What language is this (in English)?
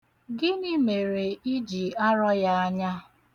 Igbo